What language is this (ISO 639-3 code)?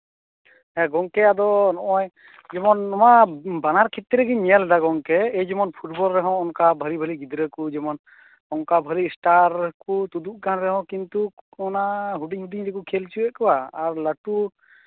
sat